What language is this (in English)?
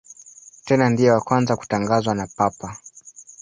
Swahili